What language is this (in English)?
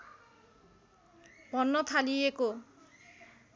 Nepali